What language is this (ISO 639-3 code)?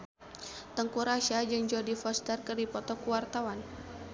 sun